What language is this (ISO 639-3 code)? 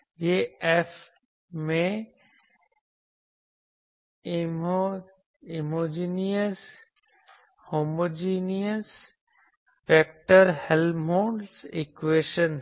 hin